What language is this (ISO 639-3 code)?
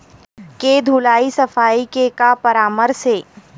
hne